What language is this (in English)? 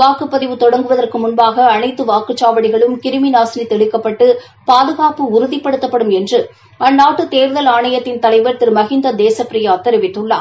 Tamil